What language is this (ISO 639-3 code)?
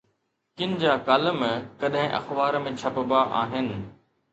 snd